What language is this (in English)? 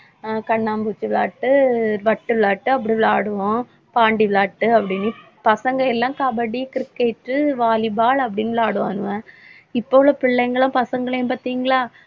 Tamil